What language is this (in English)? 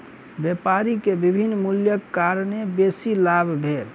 Maithili